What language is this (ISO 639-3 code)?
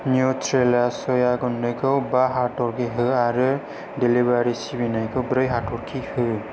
brx